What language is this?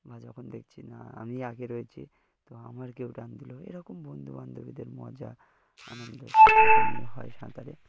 Bangla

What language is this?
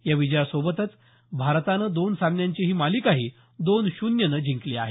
Marathi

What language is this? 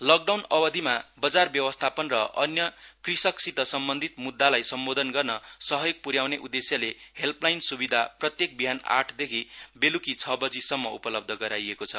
Nepali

